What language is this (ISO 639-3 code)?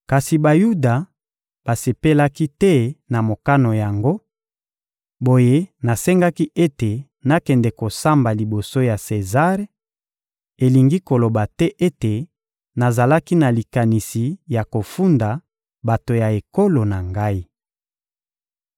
lin